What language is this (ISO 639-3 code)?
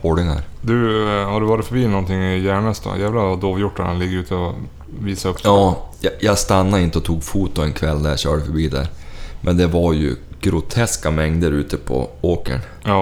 swe